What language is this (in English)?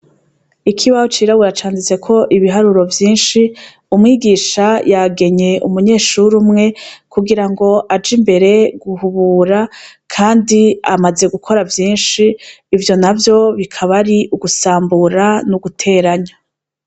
Rundi